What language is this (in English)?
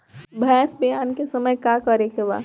Bhojpuri